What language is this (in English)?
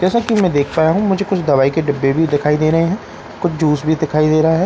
Hindi